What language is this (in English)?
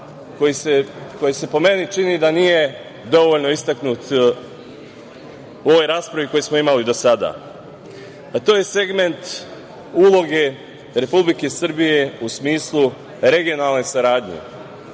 Serbian